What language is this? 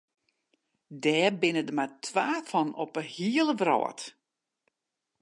Western Frisian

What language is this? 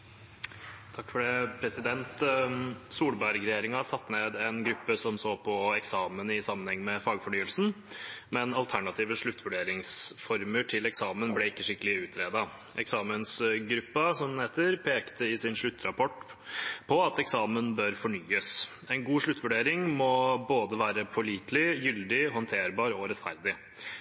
Norwegian Bokmål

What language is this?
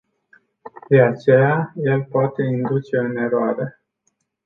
Romanian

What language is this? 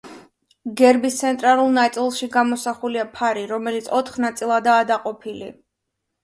Georgian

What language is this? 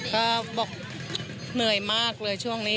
Thai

